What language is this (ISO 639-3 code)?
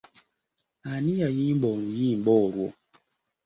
lug